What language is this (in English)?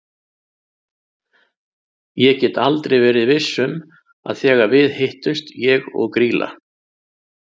Icelandic